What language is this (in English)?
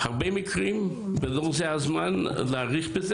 Hebrew